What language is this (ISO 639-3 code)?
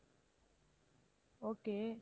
tam